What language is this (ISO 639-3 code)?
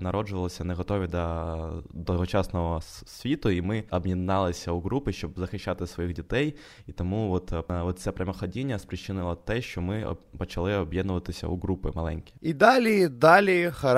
ukr